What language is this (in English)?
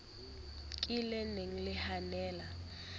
Southern Sotho